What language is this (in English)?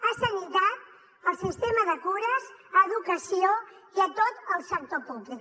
Catalan